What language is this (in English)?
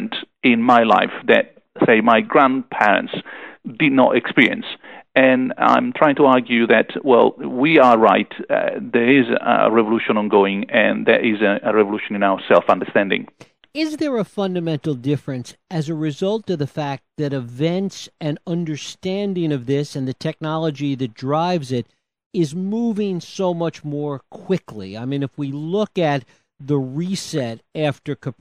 English